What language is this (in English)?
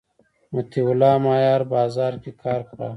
Pashto